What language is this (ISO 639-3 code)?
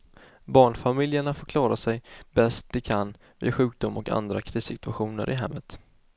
swe